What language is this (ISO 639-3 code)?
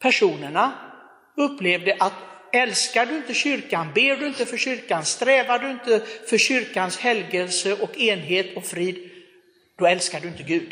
swe